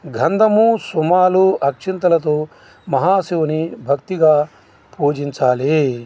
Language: Telugu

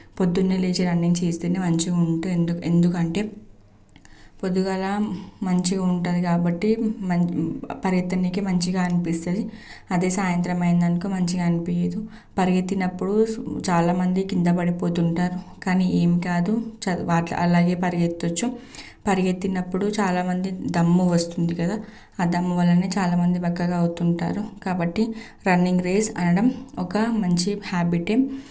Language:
Telugu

